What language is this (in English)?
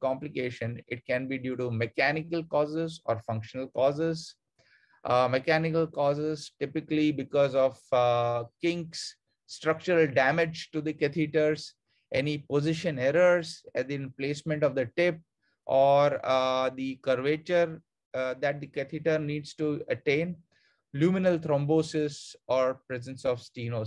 English